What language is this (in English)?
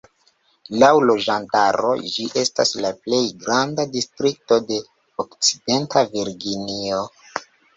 Esperanto